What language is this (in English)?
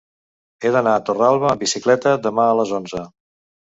Catalan